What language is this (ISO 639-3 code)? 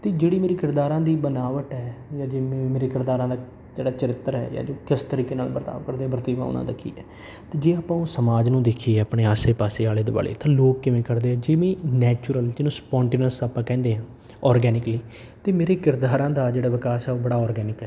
pan